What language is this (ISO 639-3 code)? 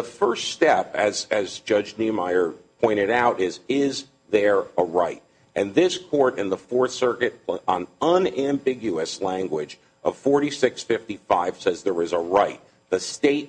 eng